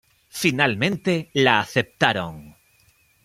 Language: Spanish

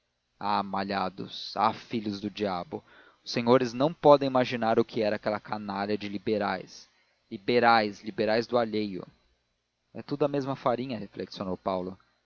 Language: Portuguese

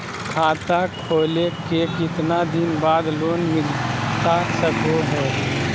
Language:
Magahi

